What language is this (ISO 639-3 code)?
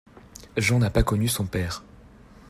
fra